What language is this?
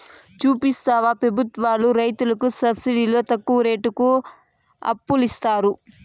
Telugu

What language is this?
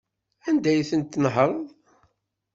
Kabyle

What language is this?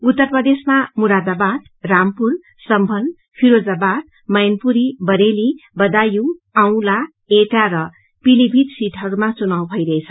Nepali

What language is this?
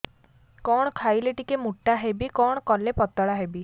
Odia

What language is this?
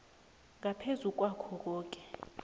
South Ndebele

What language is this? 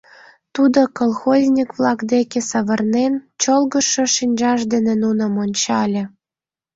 Mari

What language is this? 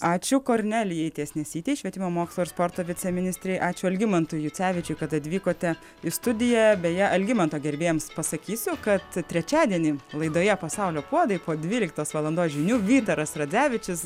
Lithuanian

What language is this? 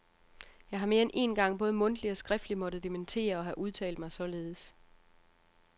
Danish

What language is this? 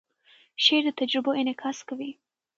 Pashto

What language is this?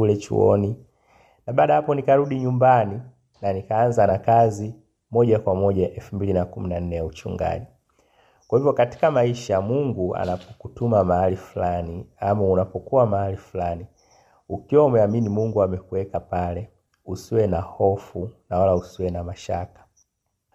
Swahili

